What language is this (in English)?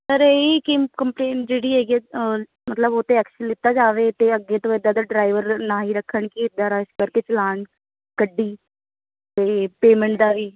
Punjabi